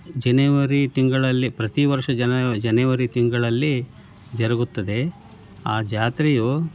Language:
Kannada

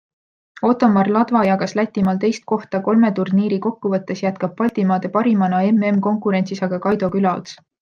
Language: Estonian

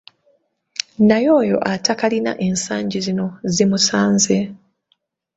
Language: Ganda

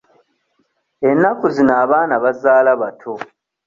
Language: Ganda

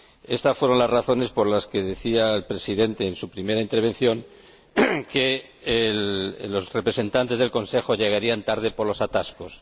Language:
Spanish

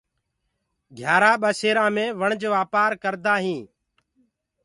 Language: Gurgula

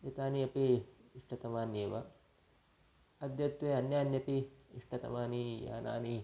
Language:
Sanskrit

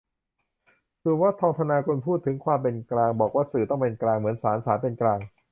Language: Thai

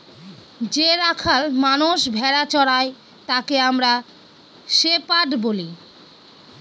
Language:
Bangla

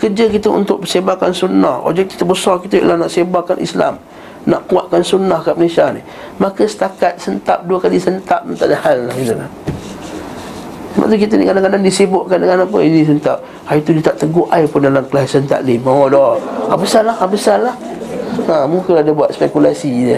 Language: Malay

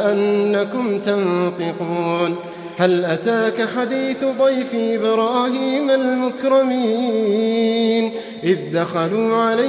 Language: Arabic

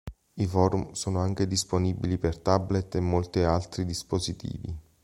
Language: Italian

